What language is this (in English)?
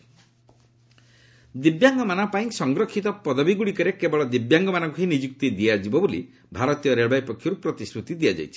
Odia